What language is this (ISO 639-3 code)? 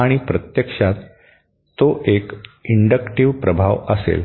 mar